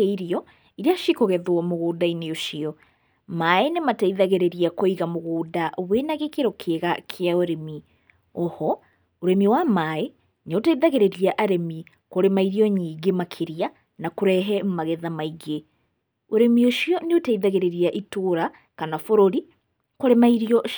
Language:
Kikuyu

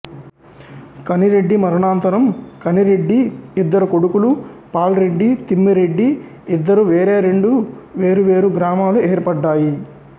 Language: Telugu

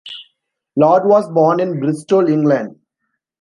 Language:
English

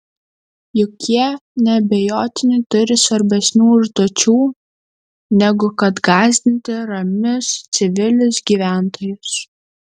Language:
Lithuanian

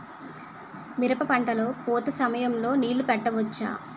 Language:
Telugu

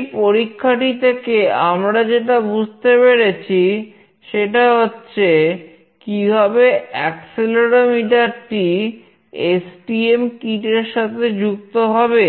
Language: Bangla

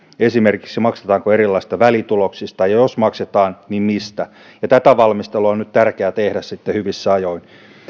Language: Finnish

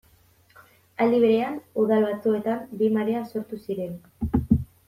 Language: Basque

